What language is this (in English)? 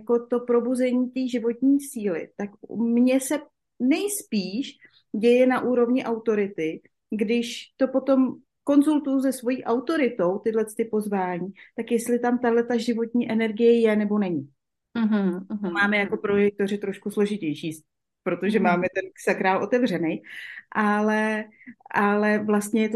Czech